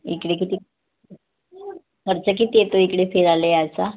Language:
Marathi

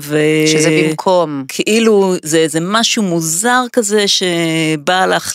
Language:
Hebrew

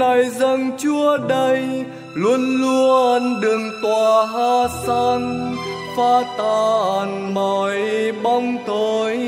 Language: Vietnamese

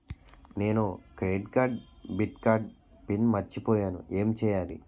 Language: Telugu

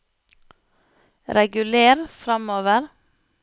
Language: Norwegian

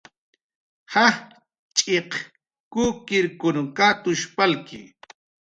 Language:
Jaqaru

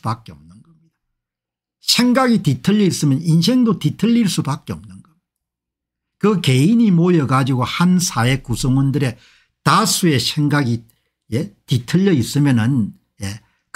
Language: Korean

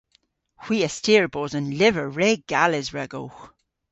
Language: Cornish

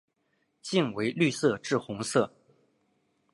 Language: Chinese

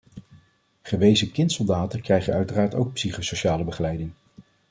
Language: Dutch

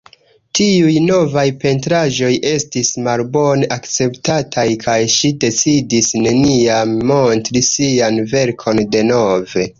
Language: Esperanto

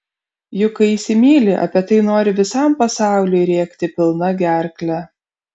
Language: Lithuanian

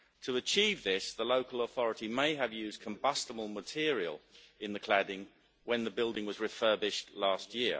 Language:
English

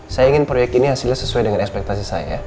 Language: Indonesian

